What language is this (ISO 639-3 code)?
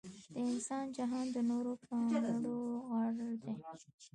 pus